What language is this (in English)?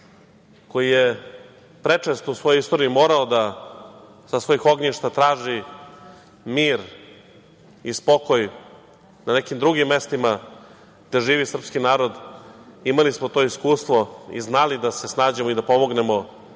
Serbian